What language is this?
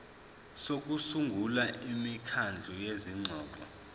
Zulu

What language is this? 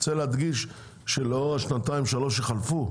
Hebrew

